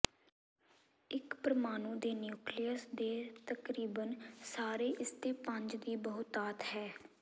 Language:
Punjabi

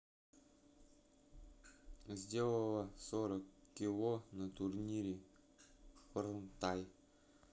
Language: Russian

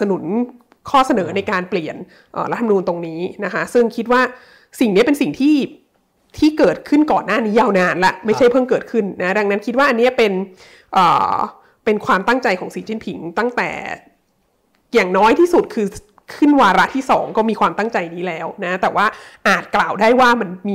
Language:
Thai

